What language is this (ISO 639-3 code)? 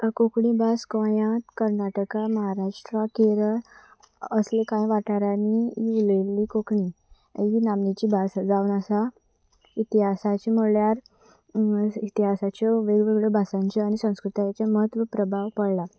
kok